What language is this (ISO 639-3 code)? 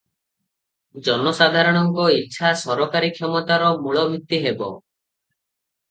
ori